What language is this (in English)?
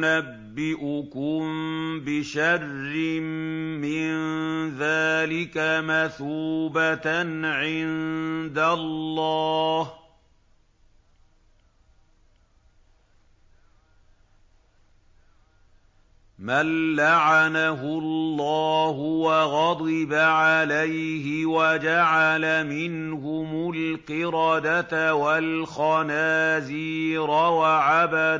Arabic